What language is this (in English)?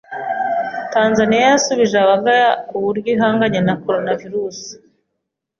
Kinyarwanda